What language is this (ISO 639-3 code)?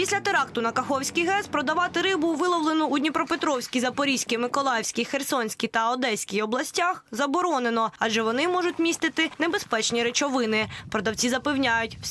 ukr